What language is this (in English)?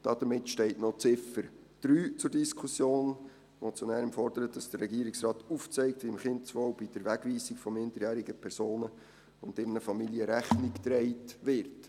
Swiss German